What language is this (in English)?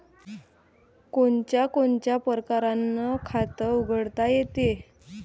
Marathi